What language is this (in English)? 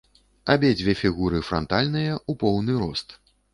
Belarusian